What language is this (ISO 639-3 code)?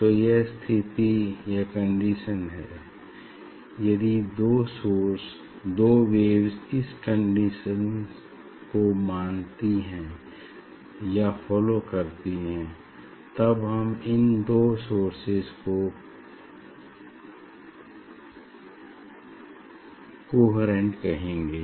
hin